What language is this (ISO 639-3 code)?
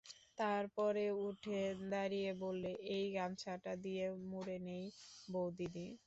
ben